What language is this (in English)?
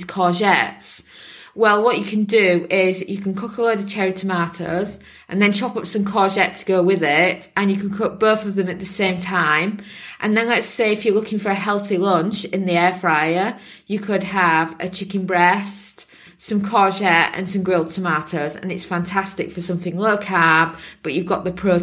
English